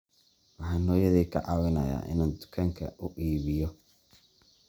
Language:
Somali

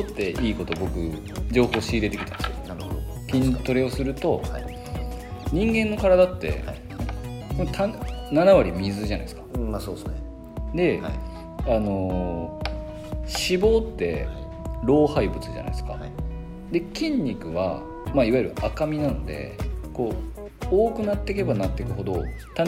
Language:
Japanese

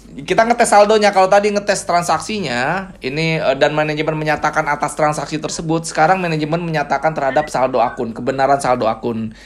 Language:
Indonesian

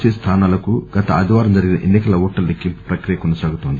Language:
Telugu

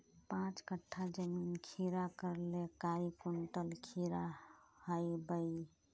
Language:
Magahi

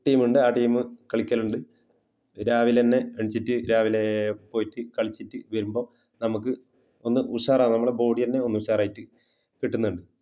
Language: Malayalam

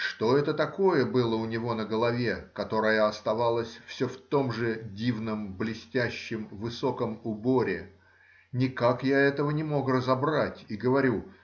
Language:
Russian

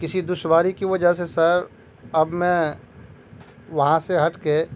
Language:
Urdu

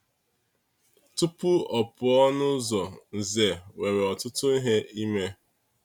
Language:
Igbo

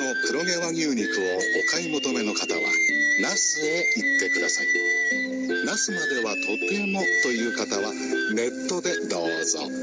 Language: Japanese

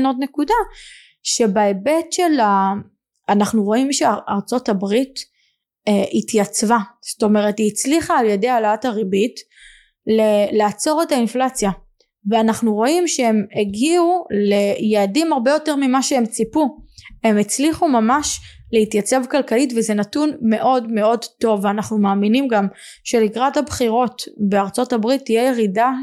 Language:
Hebrew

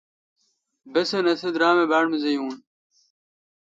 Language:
Kalkoti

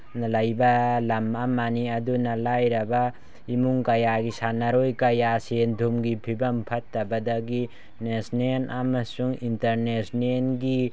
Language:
Manipuri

